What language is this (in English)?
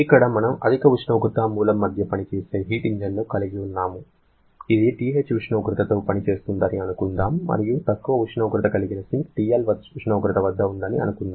Telugu